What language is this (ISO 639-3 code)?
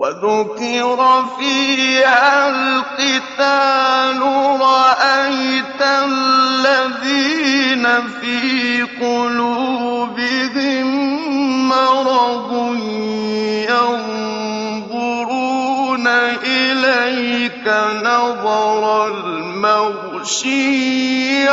ara